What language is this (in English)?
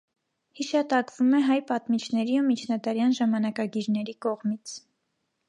Armenian